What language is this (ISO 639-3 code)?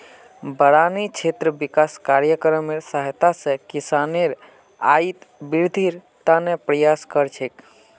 mag